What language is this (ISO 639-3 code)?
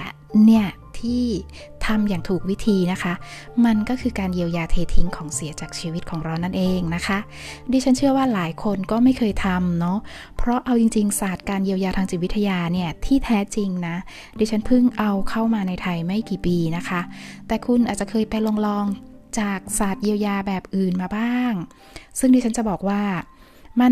tha